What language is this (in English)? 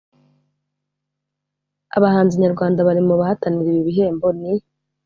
Kinyarwanda